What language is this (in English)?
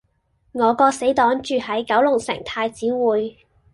Cantonese